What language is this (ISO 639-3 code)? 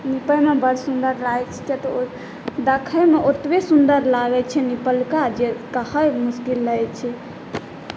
mai